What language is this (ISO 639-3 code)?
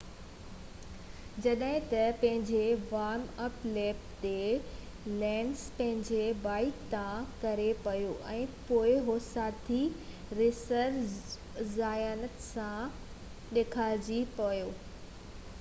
snd